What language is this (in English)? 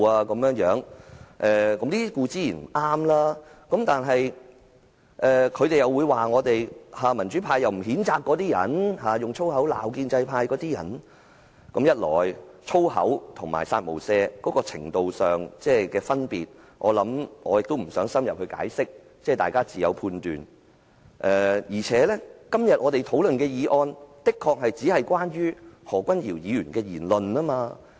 Cantonese